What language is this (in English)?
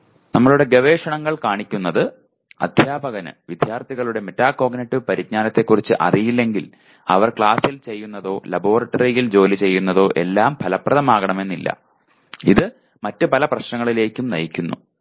Malayalam